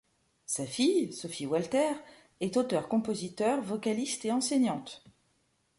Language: French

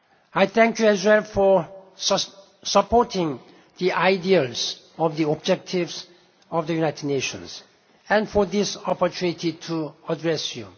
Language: English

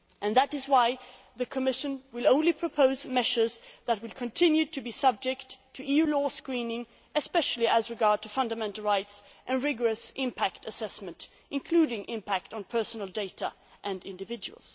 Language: English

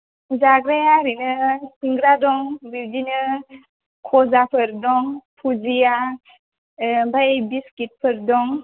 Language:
Bodo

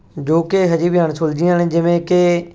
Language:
Punjabi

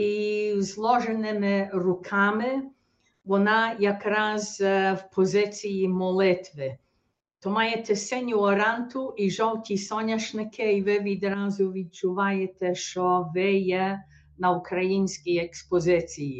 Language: Ukrainian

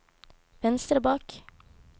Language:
Norwegian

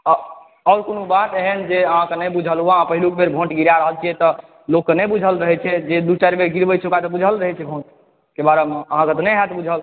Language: Maithili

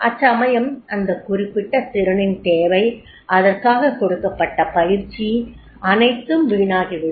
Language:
Tamil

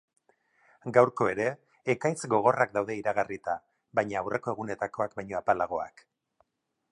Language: Basque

